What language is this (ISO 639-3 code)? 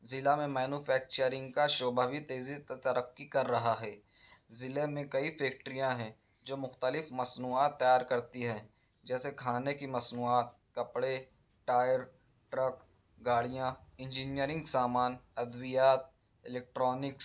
urd